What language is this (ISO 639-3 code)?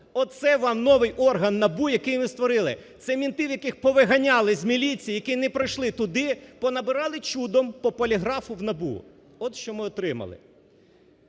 ukr